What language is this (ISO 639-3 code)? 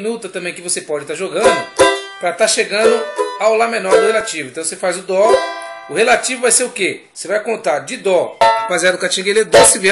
por